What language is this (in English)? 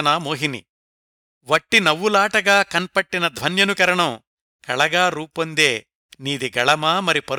Telugu